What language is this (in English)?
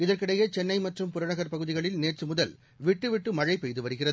Tamil